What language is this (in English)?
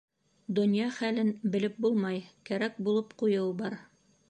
Bashkir